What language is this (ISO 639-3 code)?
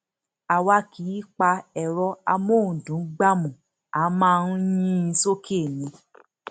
yor